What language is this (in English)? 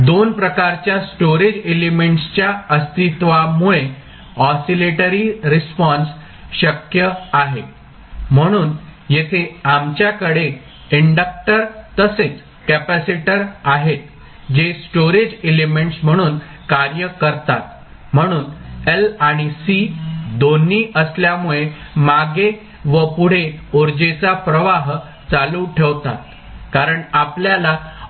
Marathi